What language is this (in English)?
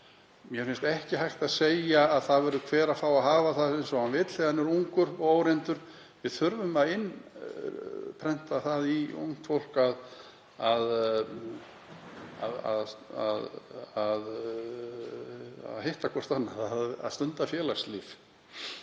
Icelandic